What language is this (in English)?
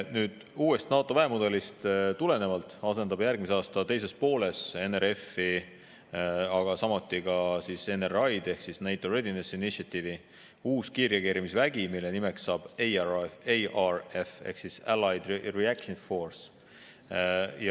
Estonian